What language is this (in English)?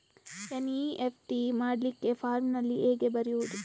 Kannada